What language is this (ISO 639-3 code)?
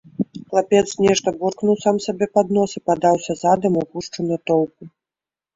bel